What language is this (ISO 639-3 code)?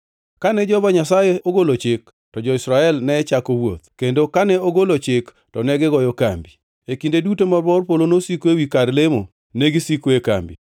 luo